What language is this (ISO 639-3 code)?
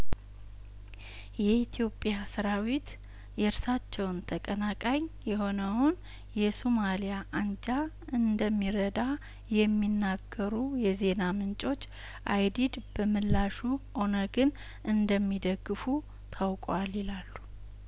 amh